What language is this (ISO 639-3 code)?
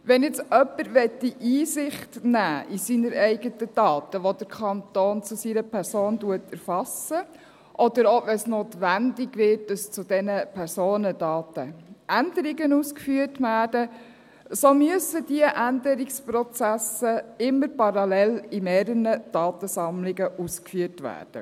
gsw